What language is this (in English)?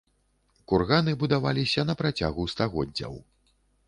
Belarusian